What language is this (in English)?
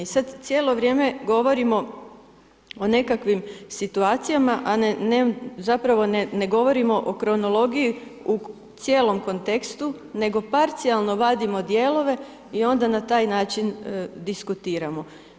Croatian